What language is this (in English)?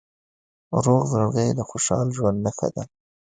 Pashto